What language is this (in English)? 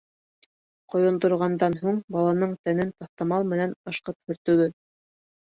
Bashkir